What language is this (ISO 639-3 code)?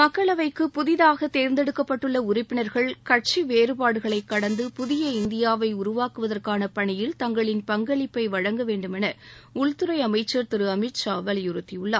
tam